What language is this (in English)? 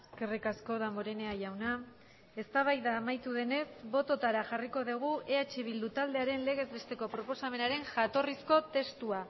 Basque